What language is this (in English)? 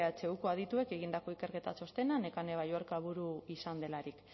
Basque